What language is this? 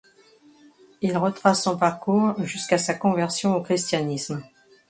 French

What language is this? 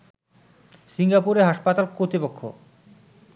Bangla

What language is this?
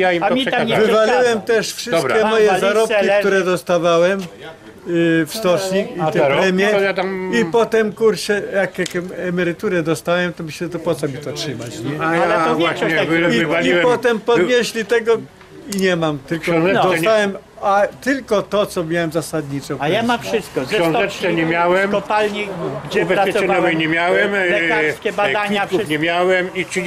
Polish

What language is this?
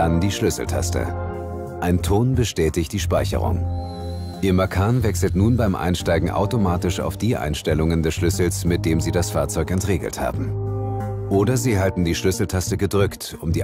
German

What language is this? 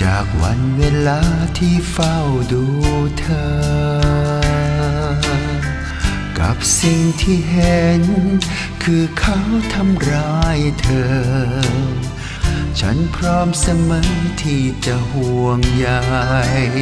Thai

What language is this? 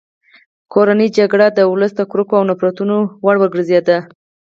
Pashto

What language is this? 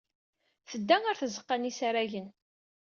Kabyle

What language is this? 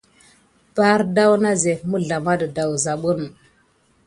Gidar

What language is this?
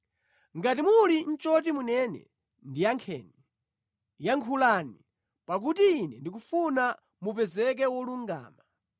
Nyanja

